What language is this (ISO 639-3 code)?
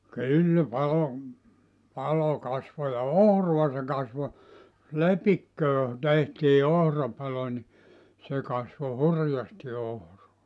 fin